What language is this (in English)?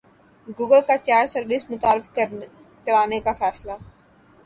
Urdu